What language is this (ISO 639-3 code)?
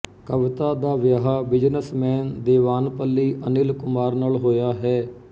pan